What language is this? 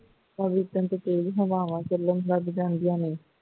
Punjabi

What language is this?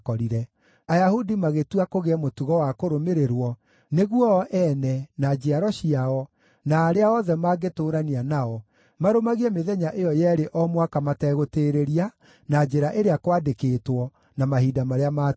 Kikuyu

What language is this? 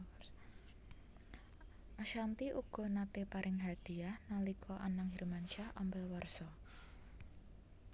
Javanese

